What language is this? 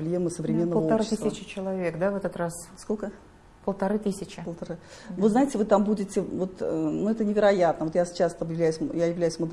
Russian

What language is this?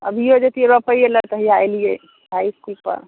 Maithili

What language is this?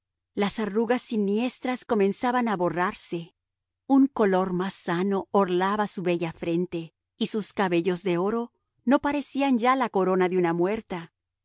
Spanish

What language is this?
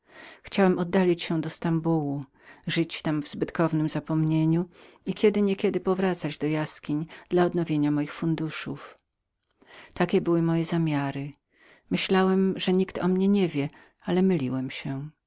Polish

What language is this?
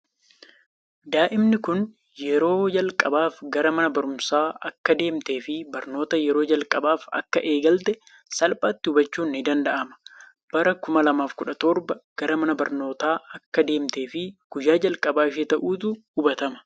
Oromo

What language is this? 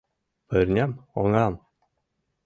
Mari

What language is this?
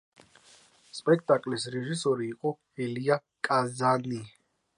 Georgian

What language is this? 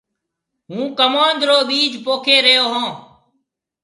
Marwari (Pakistan)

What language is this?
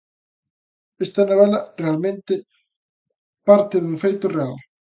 Galician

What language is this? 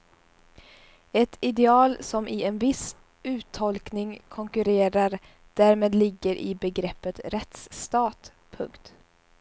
Swedish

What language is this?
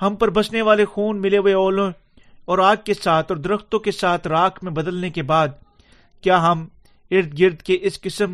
Urdu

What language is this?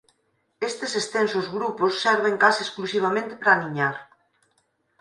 Galician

